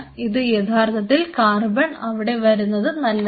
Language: Malayalam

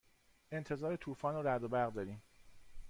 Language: Persian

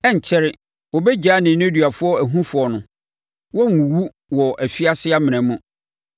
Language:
Akan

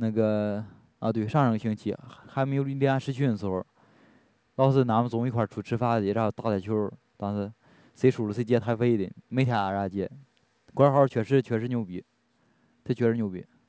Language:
Chinese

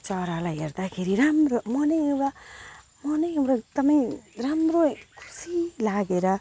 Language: Nepali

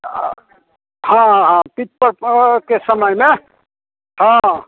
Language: Maithili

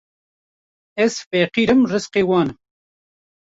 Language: Kurdish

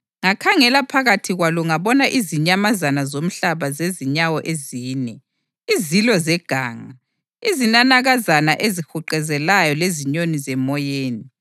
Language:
North Ndebele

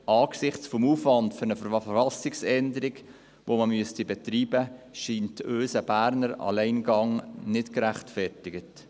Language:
Swiss German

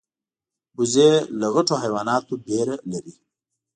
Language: Pashto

